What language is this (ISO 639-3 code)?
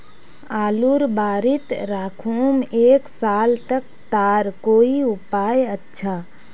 mag